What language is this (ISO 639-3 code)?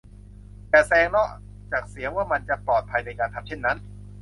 tha